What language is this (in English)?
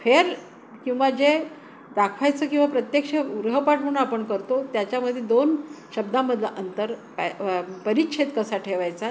Marathi